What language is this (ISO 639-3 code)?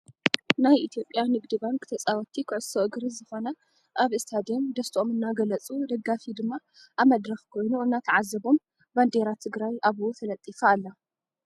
tir